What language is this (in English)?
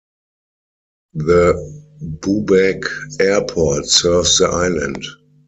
English